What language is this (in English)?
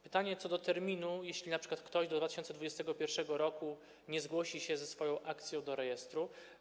Polish